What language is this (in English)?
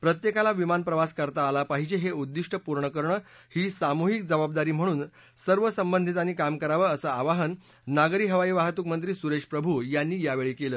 Marathi